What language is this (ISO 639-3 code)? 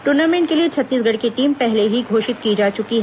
hin